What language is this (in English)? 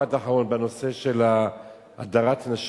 Hebrew